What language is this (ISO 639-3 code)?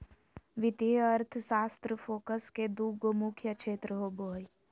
mag